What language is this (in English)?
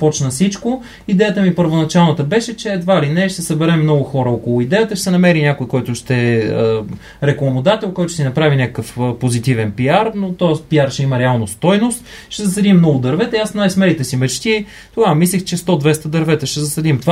Bulgarian